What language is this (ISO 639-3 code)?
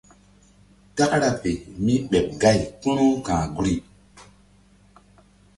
mdd